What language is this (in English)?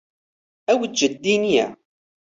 Central Kurdish